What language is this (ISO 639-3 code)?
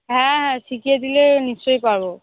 ben